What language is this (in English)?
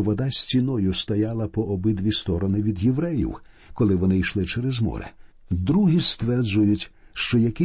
Ukrainian